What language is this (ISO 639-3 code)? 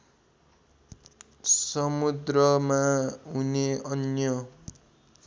nep